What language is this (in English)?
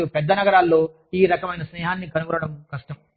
Telugu